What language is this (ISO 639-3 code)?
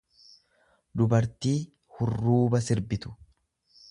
orm